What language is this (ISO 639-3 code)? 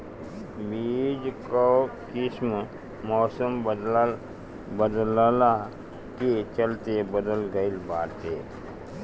bho